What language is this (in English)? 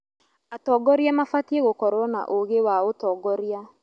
Kikuyu